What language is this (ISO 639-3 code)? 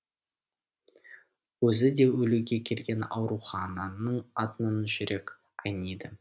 kaz